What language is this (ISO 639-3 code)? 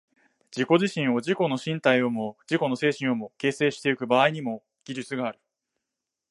jpn